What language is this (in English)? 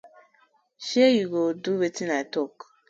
Nigerian Pidgin